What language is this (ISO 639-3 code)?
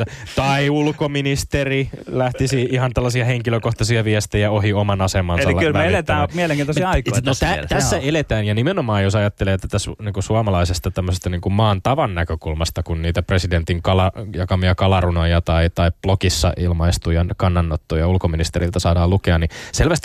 fin